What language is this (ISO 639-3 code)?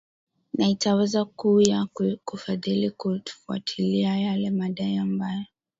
swa